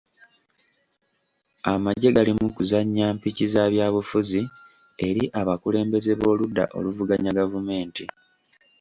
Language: Ganda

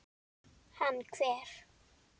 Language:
Icelandic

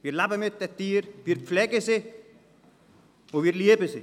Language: Swiss German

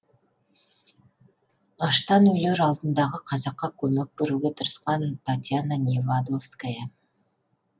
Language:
Kazakh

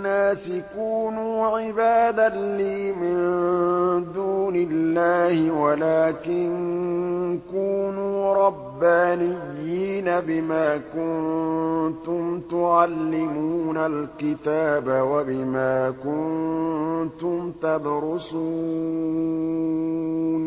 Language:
Arabic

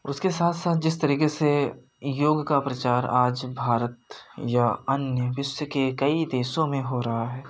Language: Hindi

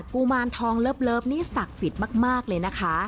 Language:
Thai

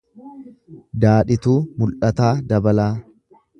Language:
Oromo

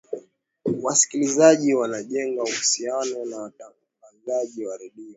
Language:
Swahili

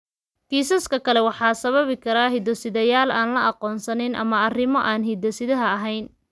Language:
Somali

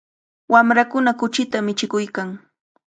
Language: Cajatambo North Lima Quechua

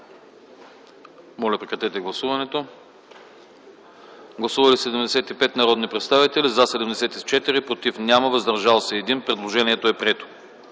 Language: Bulgarian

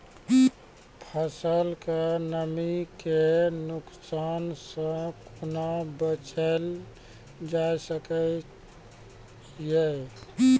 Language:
Maithili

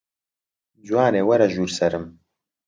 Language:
Central Kurdish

